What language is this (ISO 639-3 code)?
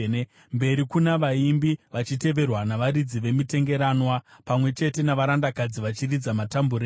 sna